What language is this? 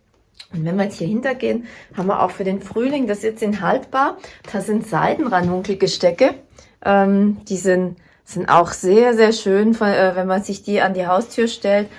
German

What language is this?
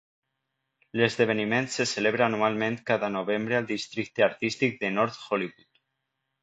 Catalan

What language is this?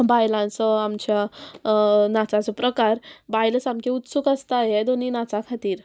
Konkani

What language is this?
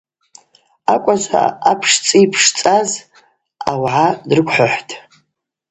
Abaza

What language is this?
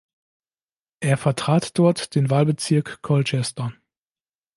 German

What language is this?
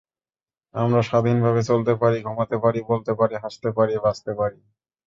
Bangla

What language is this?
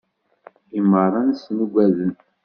Kabyle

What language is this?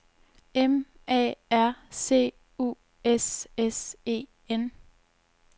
Danish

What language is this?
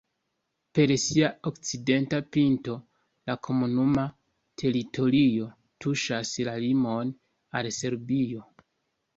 Esperanto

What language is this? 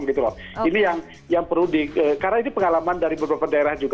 Indonesian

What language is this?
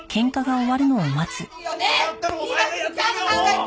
Japanese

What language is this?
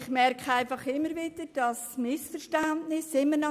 Swiss German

